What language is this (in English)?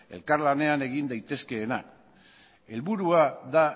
Basque